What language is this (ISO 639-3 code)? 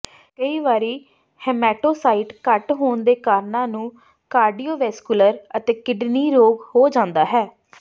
pan